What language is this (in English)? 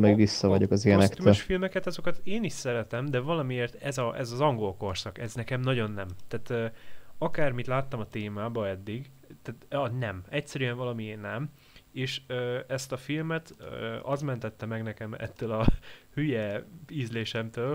Hungarian